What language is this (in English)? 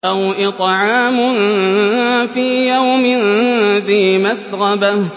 Arabic